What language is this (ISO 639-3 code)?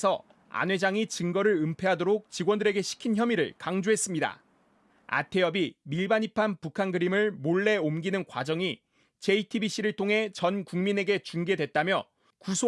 kor